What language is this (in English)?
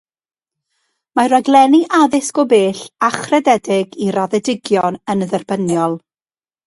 Welsh